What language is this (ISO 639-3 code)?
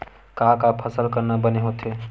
hne